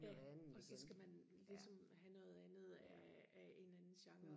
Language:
Danish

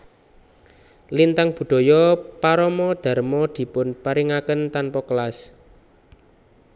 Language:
Javanese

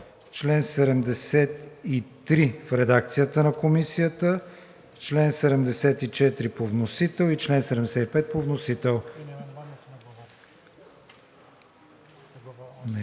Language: Bulgarian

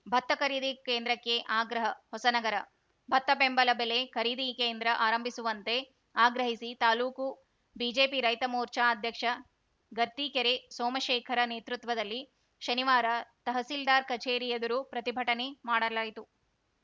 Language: Kannada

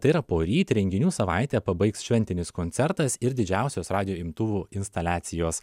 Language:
Lithuanian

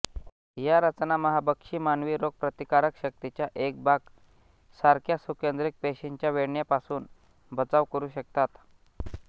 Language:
Marathi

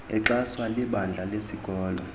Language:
Xhosa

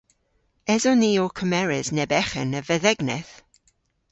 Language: Cornish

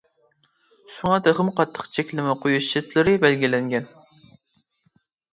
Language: Uyghur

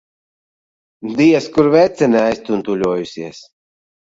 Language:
Latvian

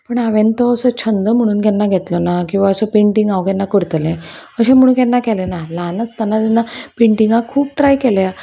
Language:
Konkani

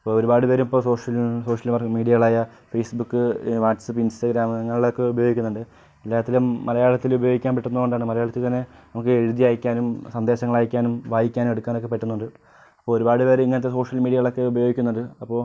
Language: Malayalam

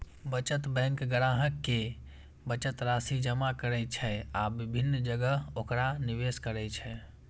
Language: Maithili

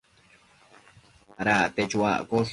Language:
Matsés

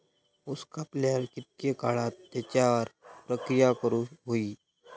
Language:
Marathi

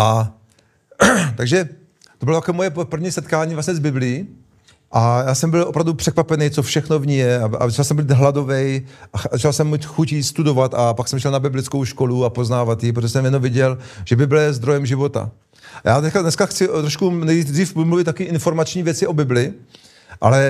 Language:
Czech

